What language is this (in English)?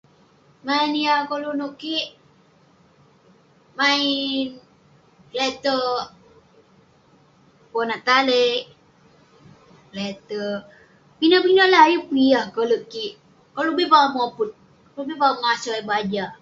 Western Penan